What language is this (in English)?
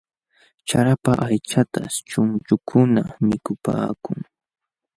Jauja Wanca Quechua